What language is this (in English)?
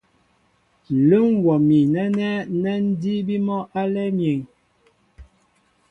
Mbo (Cameroon)